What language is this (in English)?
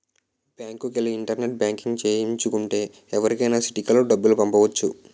Telugu